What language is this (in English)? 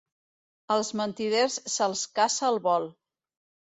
Catalan